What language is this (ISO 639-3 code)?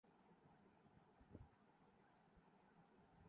urd